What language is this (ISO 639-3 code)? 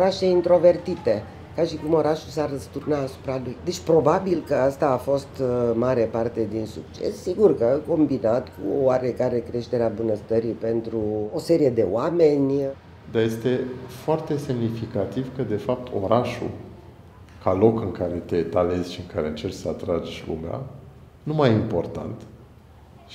ron